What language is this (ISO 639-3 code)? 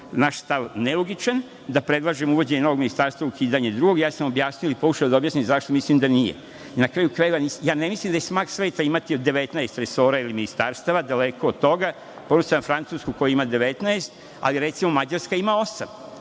srp